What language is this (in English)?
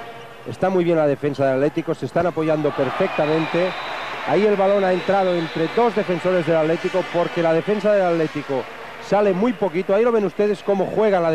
Spanish